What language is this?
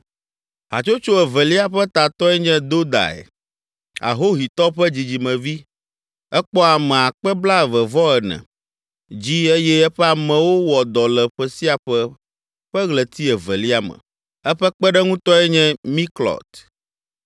Ewe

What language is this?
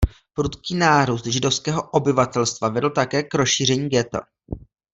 Czech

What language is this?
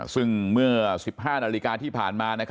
Thai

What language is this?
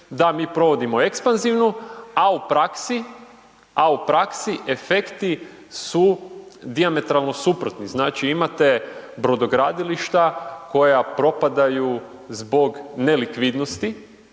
Croatian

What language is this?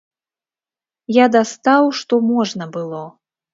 Belarusian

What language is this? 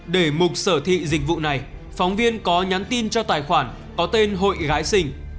Vietnamese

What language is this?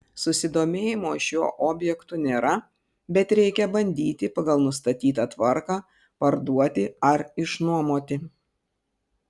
Lithuanian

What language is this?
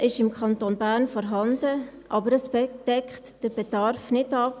Swiss German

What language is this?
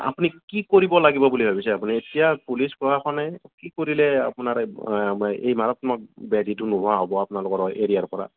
Assamese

